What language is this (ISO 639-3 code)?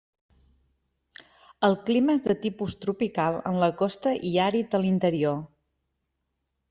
cat